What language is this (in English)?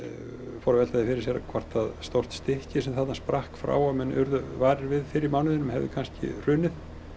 Icelandic